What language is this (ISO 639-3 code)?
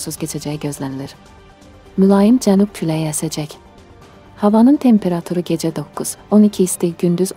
tur